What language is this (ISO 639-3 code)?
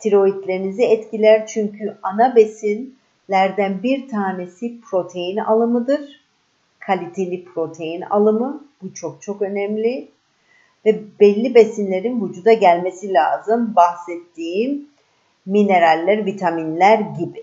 tur